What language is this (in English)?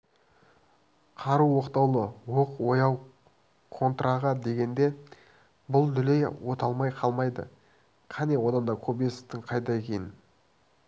Kazakh